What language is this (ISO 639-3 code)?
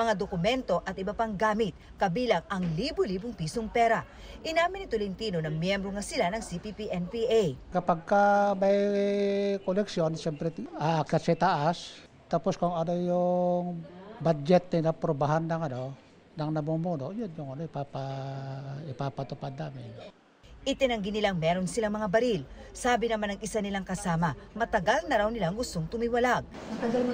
fil